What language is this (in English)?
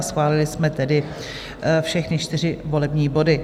Czech